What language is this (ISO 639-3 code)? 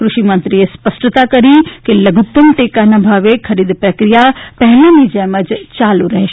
guj